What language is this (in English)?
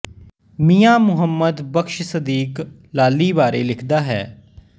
Punjabi